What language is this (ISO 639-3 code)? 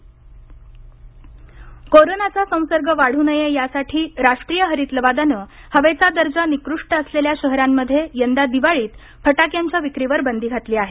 mar